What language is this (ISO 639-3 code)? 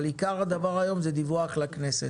heb